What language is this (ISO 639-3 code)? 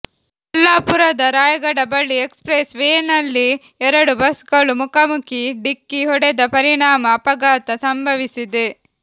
kan